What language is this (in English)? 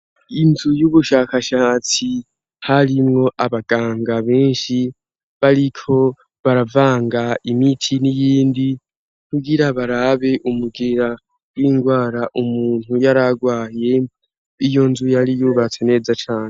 Rundi